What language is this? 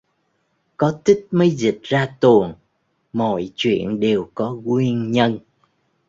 Vietnamese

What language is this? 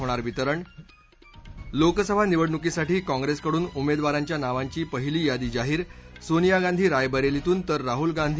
Marathi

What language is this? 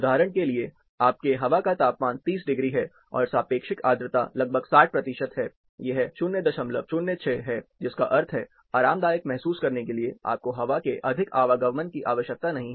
Hindi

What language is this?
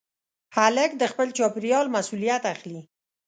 Pashto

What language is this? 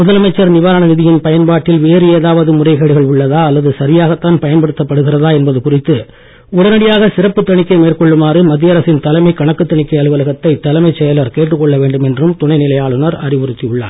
Tamil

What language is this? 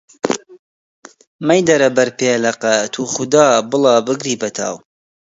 Central Kurdish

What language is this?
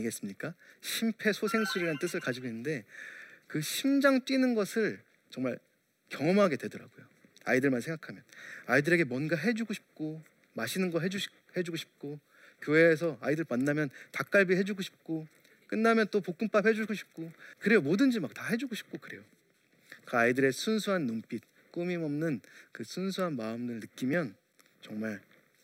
Korean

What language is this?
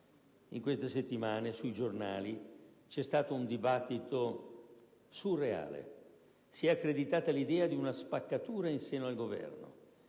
Italian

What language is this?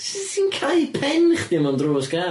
Welsh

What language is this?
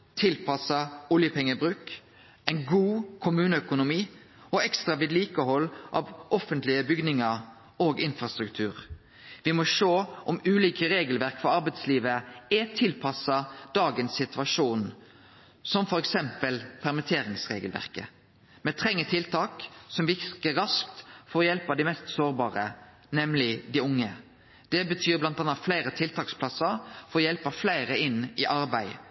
Norwegian Nynorsk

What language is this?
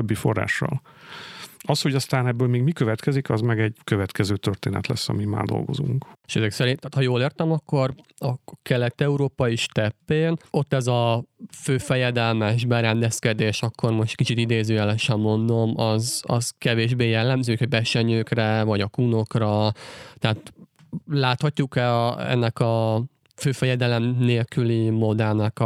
Hungarian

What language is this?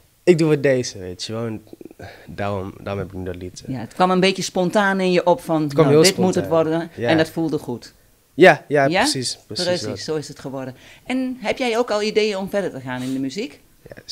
Dutch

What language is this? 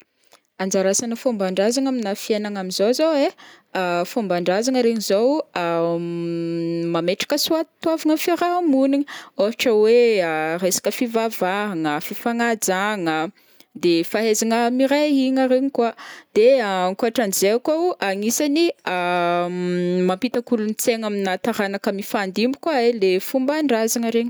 Northern Betsimisaraka Malagasy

